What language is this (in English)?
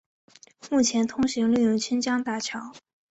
Chinese